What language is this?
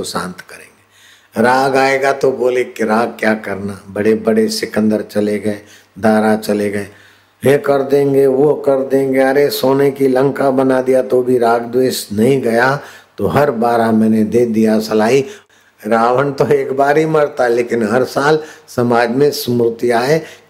Hindi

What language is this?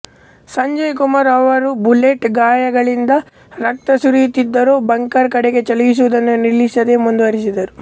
Kannada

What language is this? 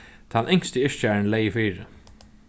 Faroese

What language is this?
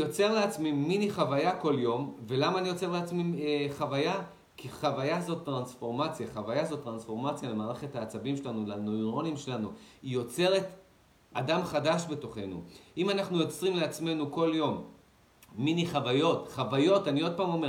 Hebrew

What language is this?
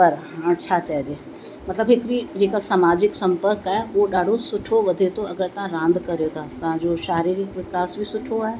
Sindhi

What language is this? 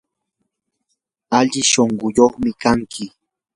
Yanahuanca Pasco Quechua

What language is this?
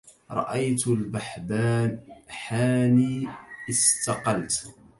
Arabic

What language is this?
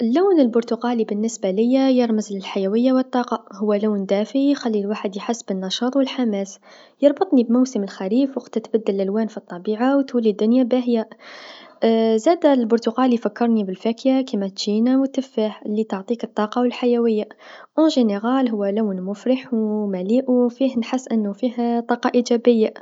Tunisian Arabic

